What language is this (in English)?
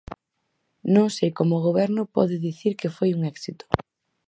Galician